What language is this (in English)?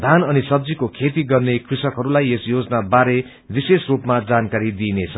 Nepali